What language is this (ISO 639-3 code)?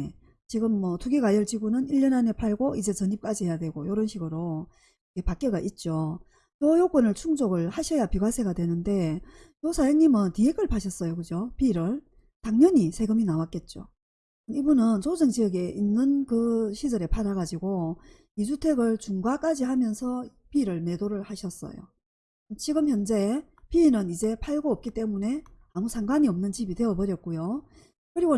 kor